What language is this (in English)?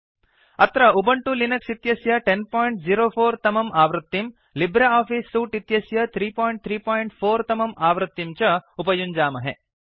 Sanskrit